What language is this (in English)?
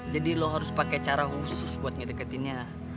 Indonesian